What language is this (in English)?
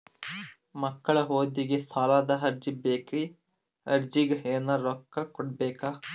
Kannada